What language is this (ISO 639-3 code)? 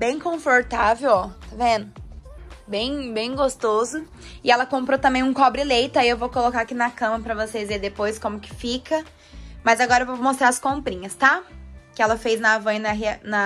por